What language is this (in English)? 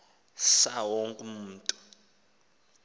Xhosa